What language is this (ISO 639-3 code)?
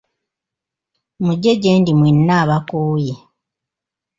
lug